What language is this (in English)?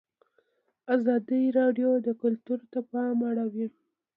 Pashto